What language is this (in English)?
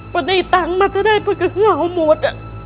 Thai